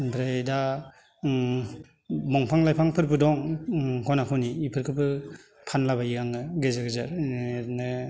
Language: Bodo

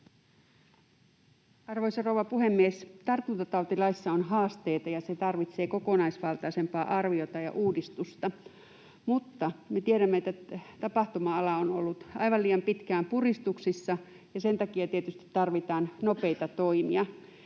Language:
Finnish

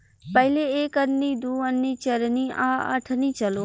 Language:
Bhojpuri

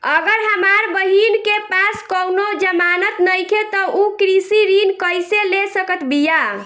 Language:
Bhojpuri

